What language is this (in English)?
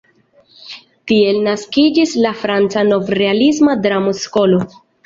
Esperanto